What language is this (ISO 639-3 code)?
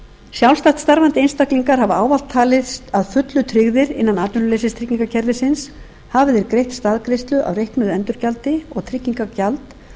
isl